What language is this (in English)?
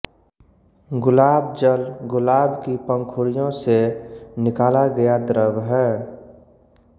Hindi